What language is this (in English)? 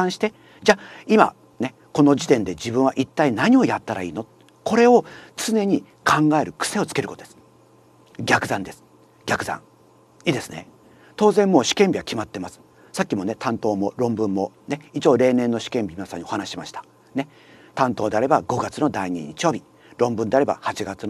Japanese